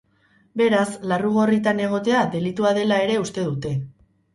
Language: Basque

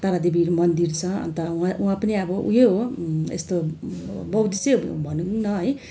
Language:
Nepali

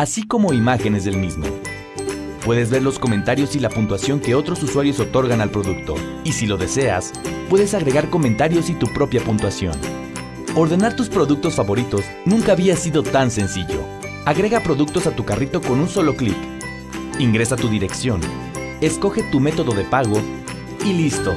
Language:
Spanish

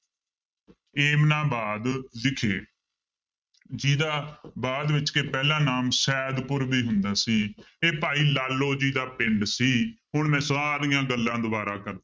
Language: Punjabi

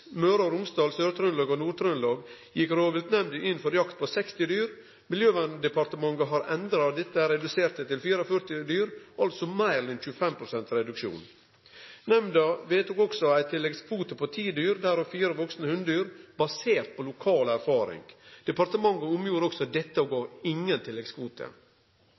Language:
Norwegian Nynorsk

